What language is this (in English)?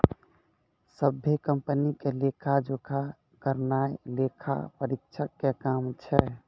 Maithili